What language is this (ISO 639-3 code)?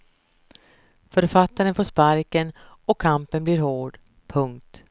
swe